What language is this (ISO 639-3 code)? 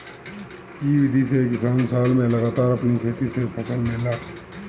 bho